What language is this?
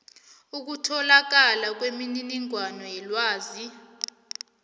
South Ndebele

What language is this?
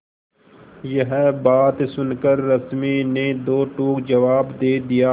Hindi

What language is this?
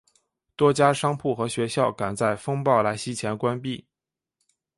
Chinese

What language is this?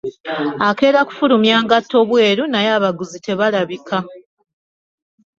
Ganda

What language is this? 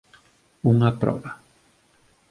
Galician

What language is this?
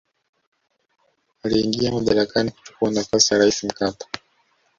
Swahili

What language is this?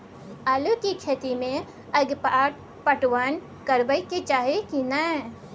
Maithili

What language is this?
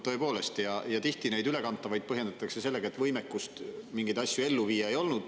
Estonian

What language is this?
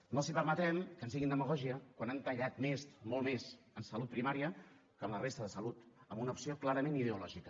Catalan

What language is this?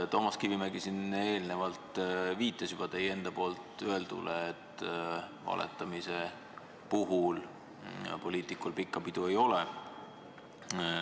Estonian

